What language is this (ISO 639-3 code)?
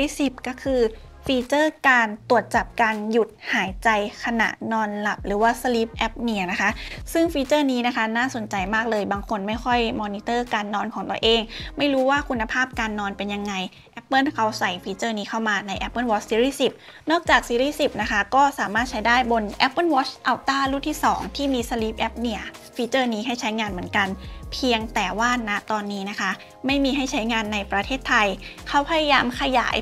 tha